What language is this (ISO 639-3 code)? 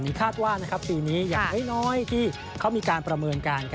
tha